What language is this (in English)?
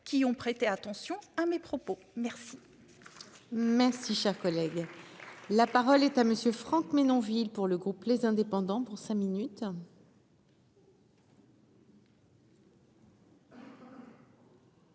French